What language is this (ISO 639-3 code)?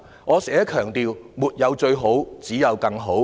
yue